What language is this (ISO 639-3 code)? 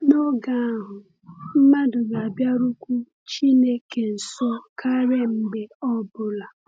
ibo